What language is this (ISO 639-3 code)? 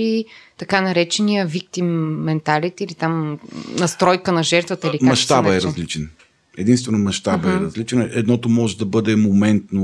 bul